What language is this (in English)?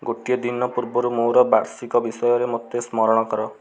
Odia